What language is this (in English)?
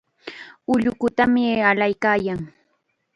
Chiquián Ancash Quechua